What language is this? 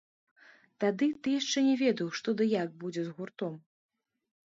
Belarusian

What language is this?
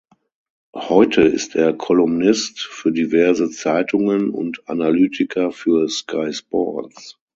German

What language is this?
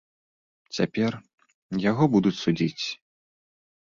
Belarusian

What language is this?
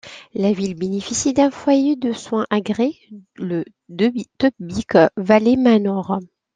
French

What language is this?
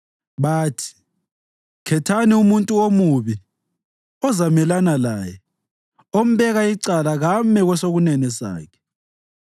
North Ndebele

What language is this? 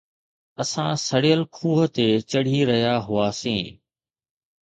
Sindhi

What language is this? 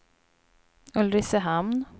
Swedish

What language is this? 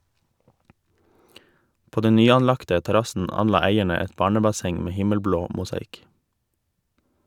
Norwegian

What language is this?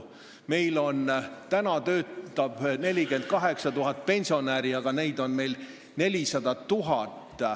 Estonian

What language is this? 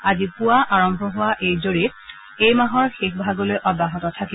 Assamese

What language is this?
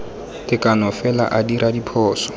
Tswana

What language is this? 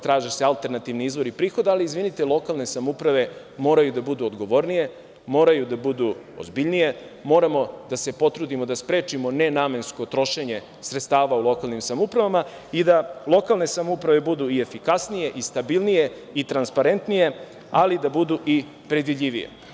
Serbian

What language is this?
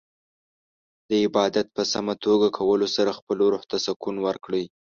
Pashto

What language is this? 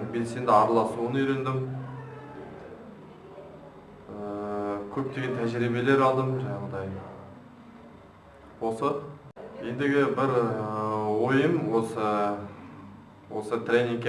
Russian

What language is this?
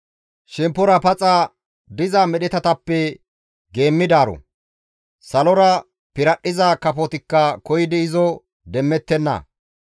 Gamo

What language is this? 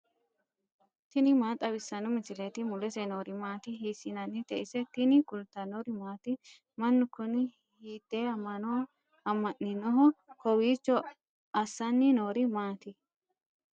Sidamo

